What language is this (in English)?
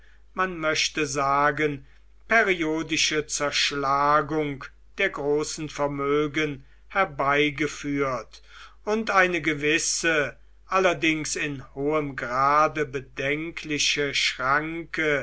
German